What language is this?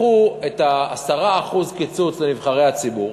Hebrew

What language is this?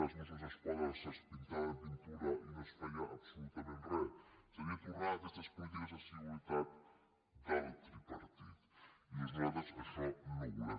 Catalan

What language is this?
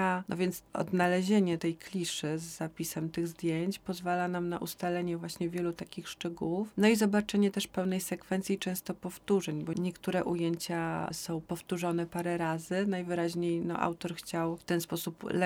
Polish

